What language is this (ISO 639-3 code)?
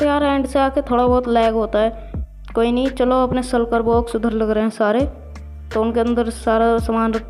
hin